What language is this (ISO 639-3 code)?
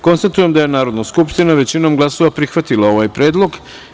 srp